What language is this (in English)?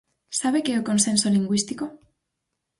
Galician